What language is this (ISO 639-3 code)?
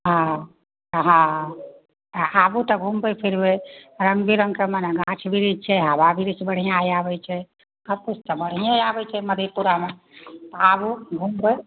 mai